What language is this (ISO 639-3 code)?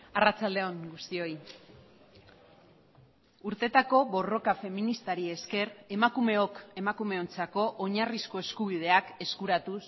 eus